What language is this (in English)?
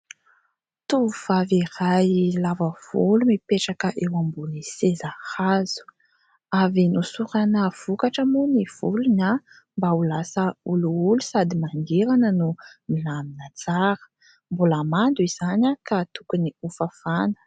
Malagasy